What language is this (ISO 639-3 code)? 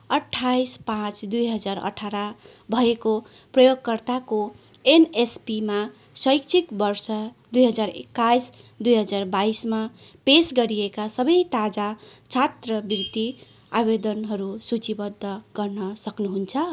nep